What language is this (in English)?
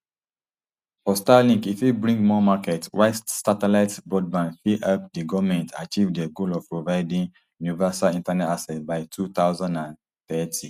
Nigerian Pidgin